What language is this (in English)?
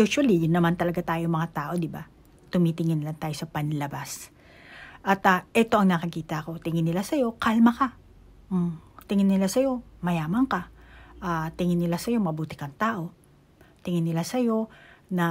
Filipino